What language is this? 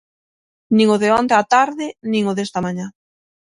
Galician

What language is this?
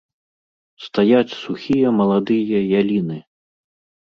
Belarusian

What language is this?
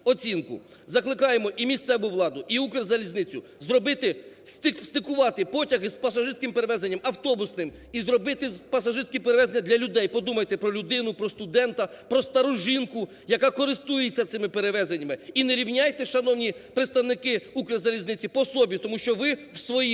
Ukrainian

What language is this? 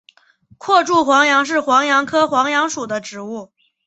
Chinese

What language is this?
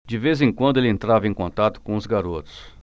Portuguese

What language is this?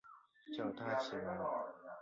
Chinese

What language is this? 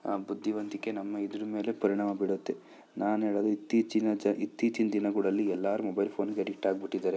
Kannada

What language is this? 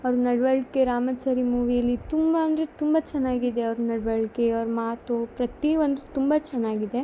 Kannada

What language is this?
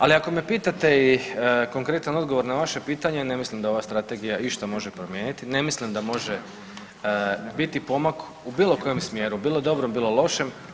Croatian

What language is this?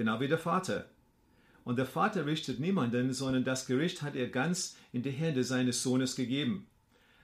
German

